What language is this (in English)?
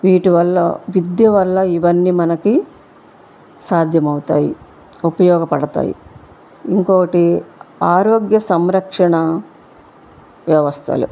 Telugu